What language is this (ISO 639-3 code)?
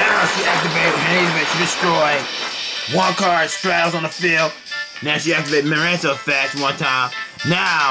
eng